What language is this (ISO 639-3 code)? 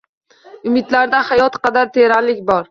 uzb